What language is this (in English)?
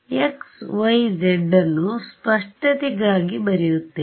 Kannada